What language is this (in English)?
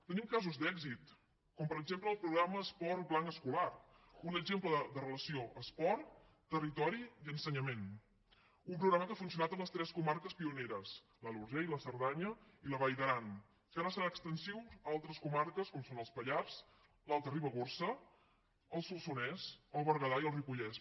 Catalan